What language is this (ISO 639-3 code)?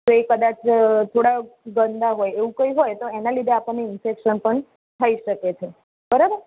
guj